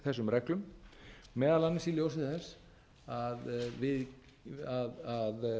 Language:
Icelandic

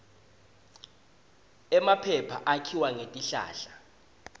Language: Swati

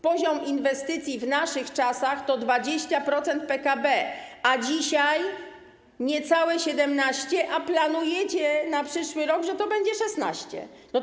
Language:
Polish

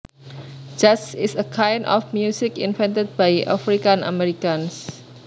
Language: Javanese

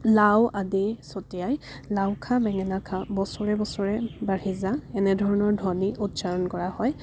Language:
Assamese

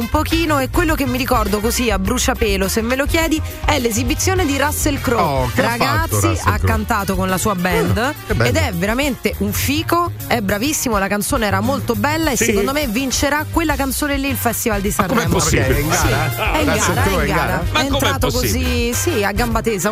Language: Italian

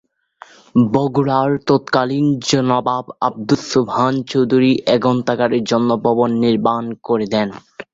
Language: Bangla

